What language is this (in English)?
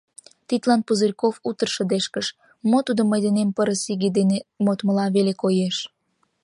Mari